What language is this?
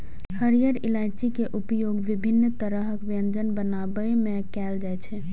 Maithili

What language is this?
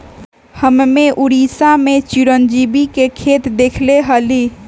Magahi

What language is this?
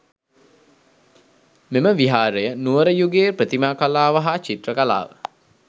Sinhala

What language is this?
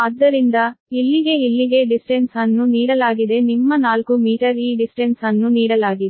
Kannada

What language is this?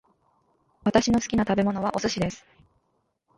Japanese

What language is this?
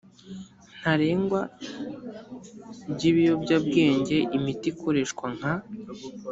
Kinyarwanda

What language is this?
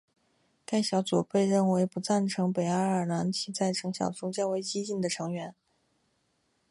Chinese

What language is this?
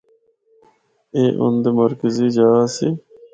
Northern Hindko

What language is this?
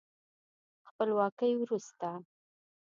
Pashto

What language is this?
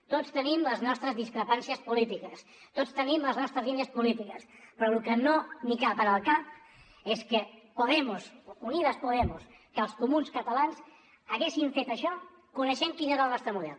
Catalan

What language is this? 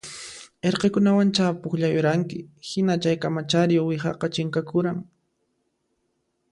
Puno Quechua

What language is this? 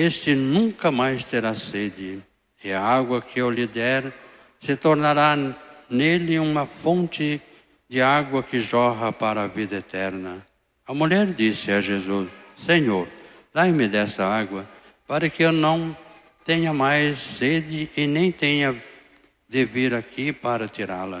Portuguese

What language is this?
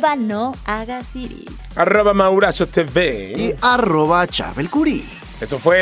Spanish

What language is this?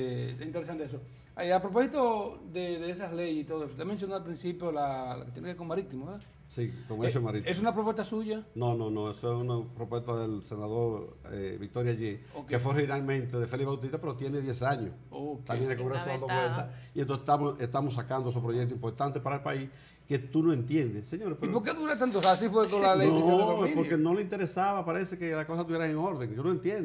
Spanish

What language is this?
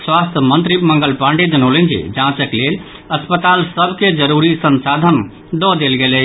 Maithili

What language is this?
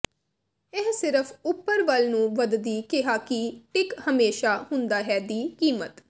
Punjabi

